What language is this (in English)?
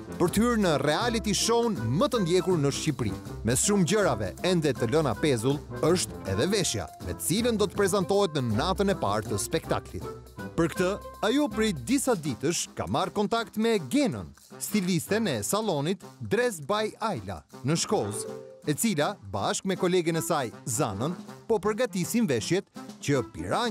Romanian